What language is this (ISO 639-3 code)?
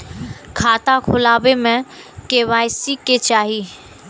mai